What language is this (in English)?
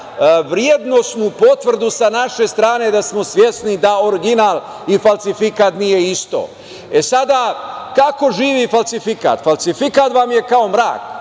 Serbian